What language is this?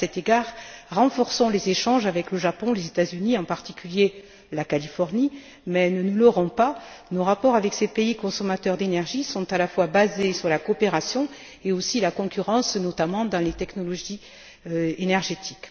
French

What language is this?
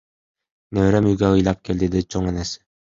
Kyrgyz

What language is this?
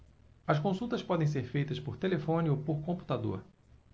Portuguese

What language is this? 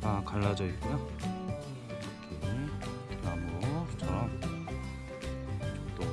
Korean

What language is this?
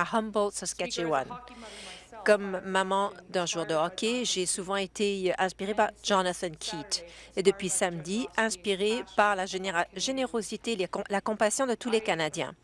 French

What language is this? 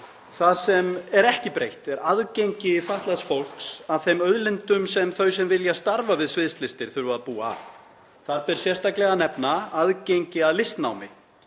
Icelandic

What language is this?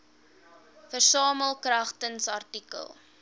Afrikaans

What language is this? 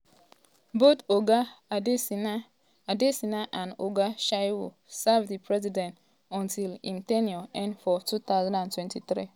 Nigerian Pidgin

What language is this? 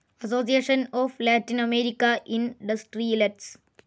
Malayalam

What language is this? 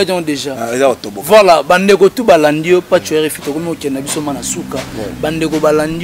French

